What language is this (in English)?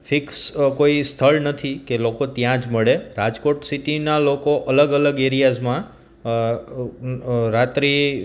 Gujarati